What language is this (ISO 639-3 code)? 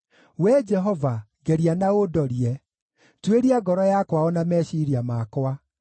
kik